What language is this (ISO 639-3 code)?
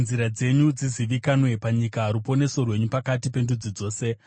sna